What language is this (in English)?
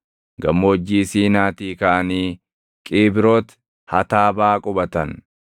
Oromo